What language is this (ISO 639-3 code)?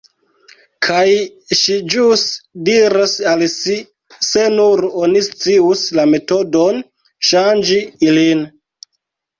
epo